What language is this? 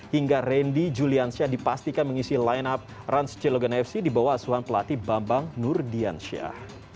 Indonesian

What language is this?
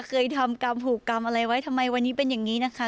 Thai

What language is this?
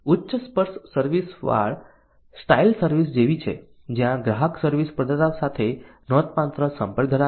Gujarati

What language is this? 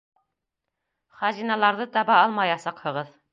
Bashkir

